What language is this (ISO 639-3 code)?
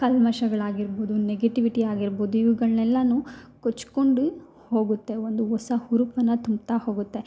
kan